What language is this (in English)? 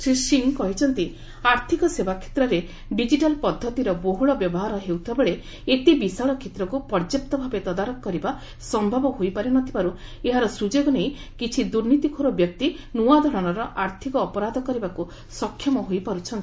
Odia